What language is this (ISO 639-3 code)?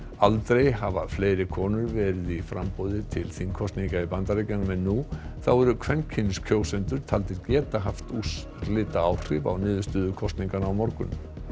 isl